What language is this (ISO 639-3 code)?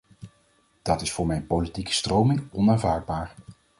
nld